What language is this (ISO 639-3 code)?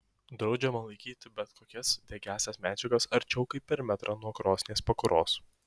lit